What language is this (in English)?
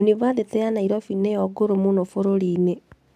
Kikuyu